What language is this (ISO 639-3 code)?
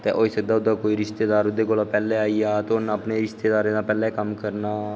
doi